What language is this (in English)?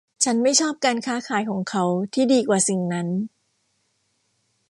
Thai